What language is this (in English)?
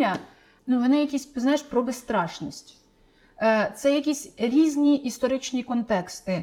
Ukrainian